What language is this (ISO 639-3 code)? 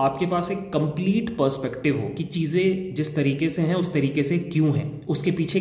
hin